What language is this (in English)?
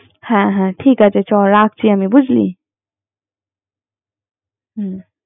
Bangla